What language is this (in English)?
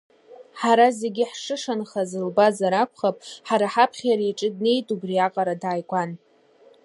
Abkhazian